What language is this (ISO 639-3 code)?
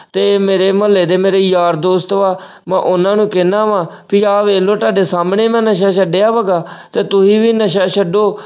pan